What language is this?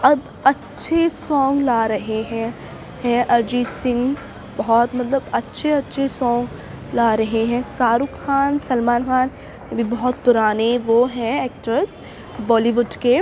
Urdu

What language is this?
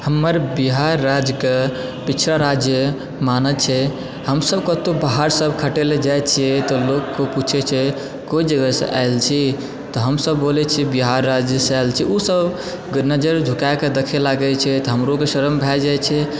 Maithili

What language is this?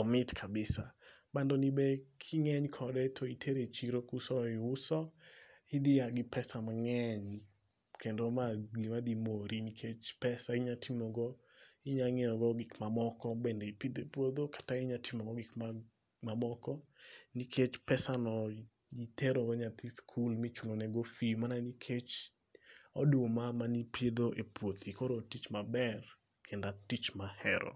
Luo (Kenya and Tanzania)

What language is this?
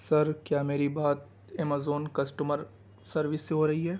Urdu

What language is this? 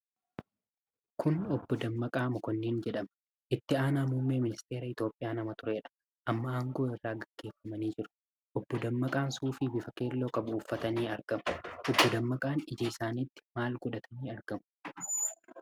Oromo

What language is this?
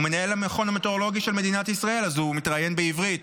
Hebrew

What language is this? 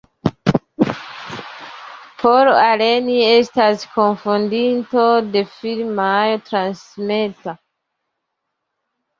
Esperanto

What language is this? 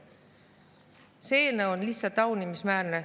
Estonian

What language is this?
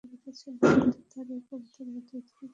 Bangla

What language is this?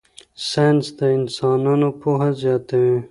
Pashto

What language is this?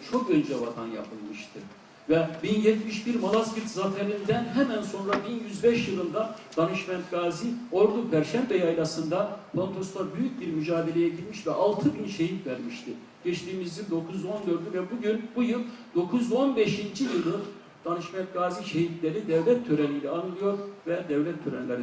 Turkish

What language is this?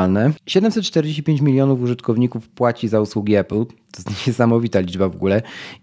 Polish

